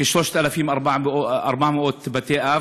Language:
Hebrew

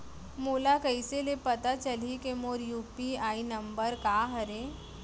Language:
Chhattisgarhi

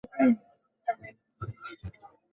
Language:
Bangla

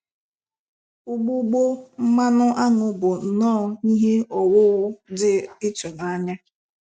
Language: Igbo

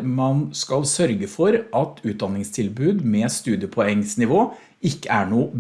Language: Norwegian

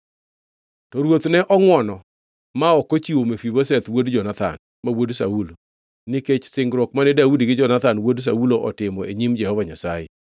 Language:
Luo (Kenya and Tanzania)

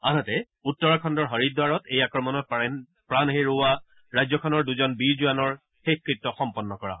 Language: Assamese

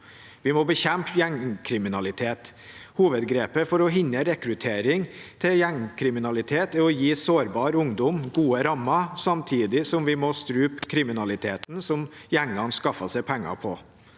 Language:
Norwegian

